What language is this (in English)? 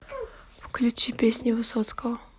Russian